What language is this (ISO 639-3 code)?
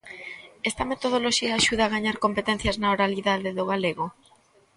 glg